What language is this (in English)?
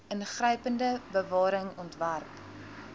Afrikaans